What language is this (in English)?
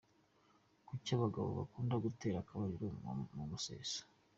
Kinyarwanda